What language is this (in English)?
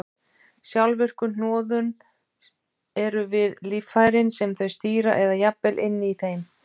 Icelandic